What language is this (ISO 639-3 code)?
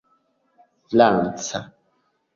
epo